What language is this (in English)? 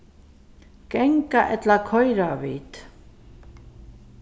Faroese